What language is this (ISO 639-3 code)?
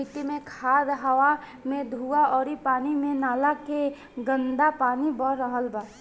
bho